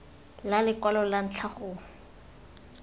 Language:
Tswana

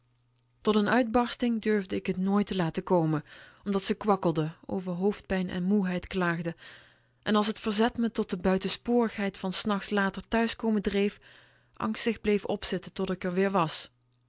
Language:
Dutch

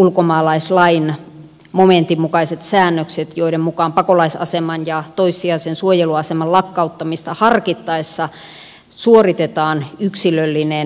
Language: Finnish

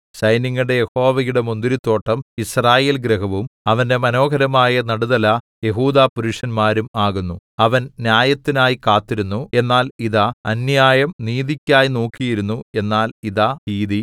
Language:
Malayalam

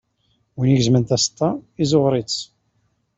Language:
Kabyle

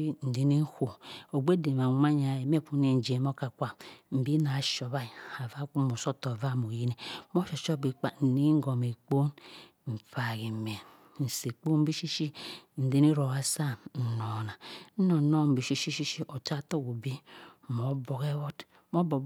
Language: Cross River Mbembe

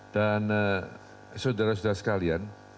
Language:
Indonesian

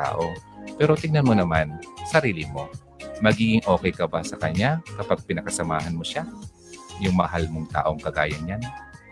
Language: Filipino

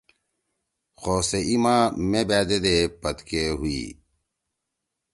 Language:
Torwali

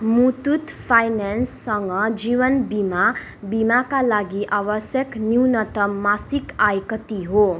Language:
Nepali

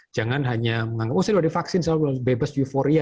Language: Indonesian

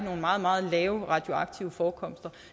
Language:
Danish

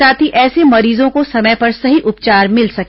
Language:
Hindi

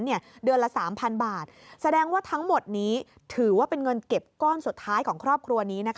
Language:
Thai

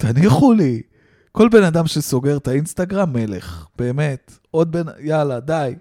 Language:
Hebrew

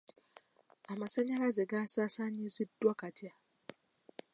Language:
Ganda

